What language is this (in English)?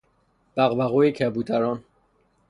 Persian